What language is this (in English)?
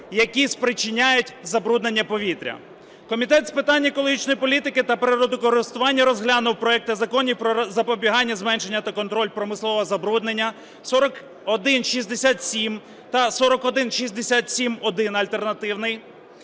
Ukrainian